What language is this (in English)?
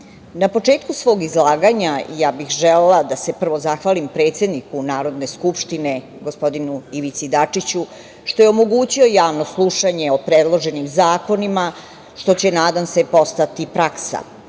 Serbian